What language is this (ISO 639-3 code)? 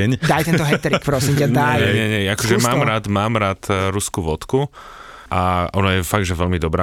slk